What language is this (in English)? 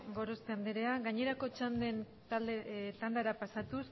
Basque